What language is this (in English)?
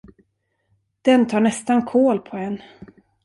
Swedish